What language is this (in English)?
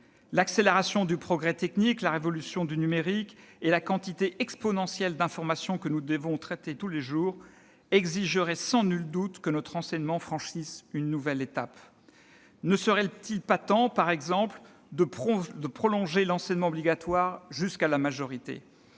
French